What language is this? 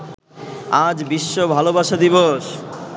Bangla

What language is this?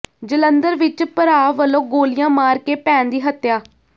Punjabi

